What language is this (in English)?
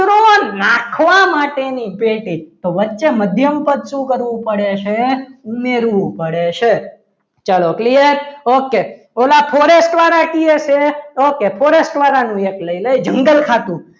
Gujarati